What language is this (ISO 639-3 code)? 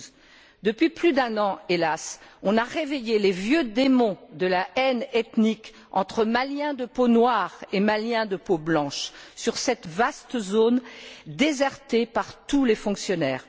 fra